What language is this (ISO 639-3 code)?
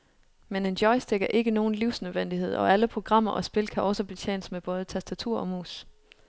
dan